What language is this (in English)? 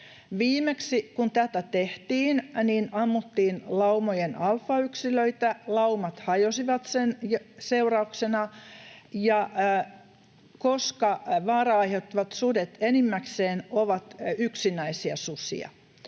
Finnish